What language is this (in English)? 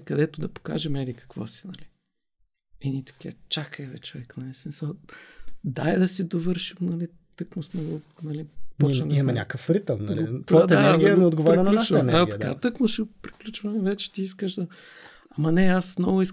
Bulgarian